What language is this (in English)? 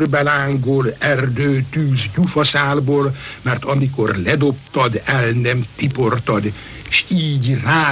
Hungarian